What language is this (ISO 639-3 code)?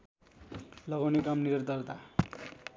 nep